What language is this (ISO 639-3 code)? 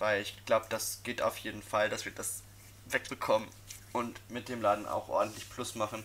deu